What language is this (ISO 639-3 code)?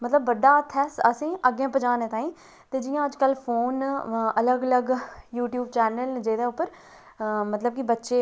doi